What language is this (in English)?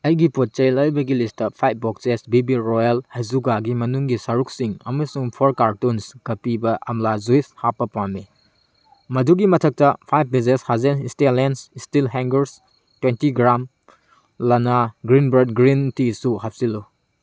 Manipuri